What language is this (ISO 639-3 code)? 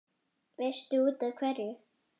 isl